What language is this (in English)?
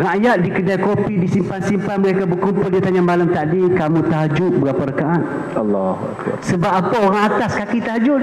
Malay